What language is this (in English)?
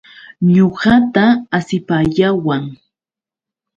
Yauyos Quechua